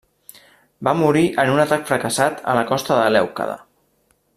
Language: Catalan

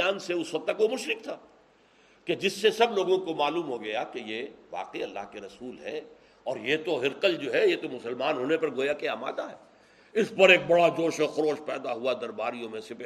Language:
Urdu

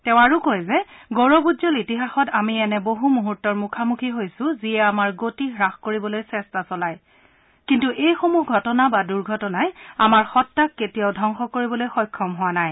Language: Assamese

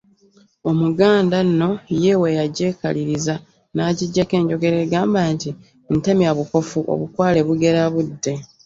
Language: Ganda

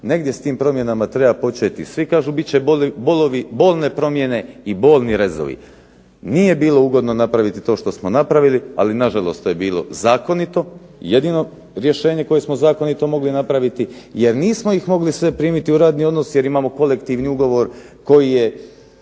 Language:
Croatian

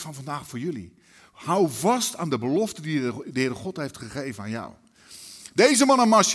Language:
Dutch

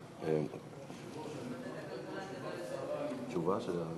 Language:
Hebrew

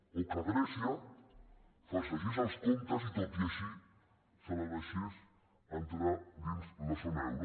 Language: Catalan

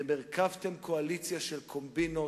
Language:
Hebrew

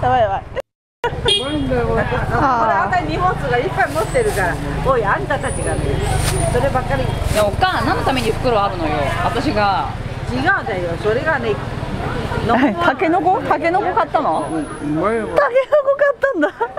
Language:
Japanese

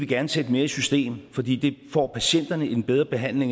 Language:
Danish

